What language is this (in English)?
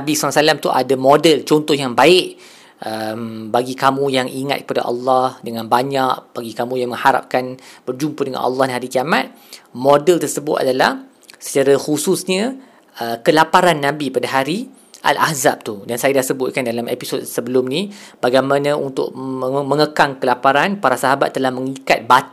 Malay